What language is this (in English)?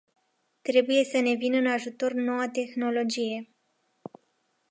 Romanian